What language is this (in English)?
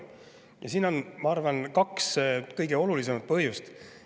Estonian